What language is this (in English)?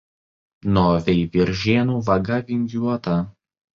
Lithuanian